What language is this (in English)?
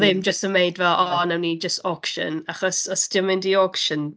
Welsh